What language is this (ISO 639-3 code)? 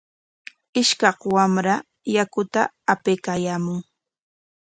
qwa